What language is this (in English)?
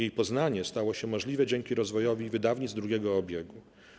Polish